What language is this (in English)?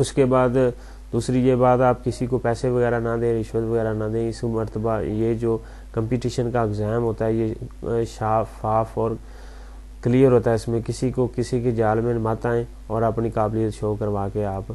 Hindi